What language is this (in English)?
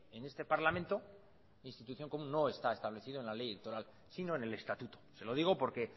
Spanish